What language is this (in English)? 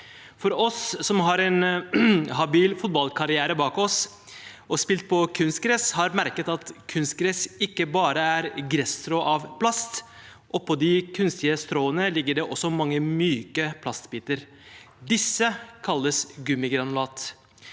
Norwegian